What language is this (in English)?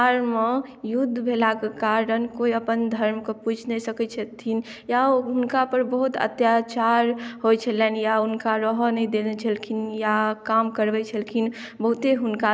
Maithili